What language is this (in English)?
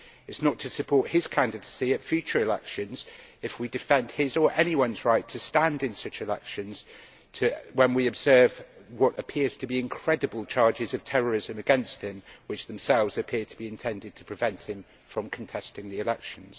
English